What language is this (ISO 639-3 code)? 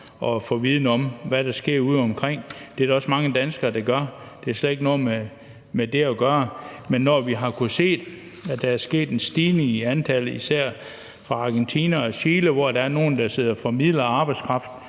dan